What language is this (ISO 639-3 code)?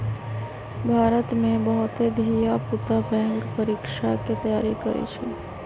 mag